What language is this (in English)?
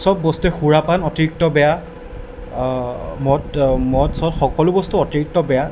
Assamese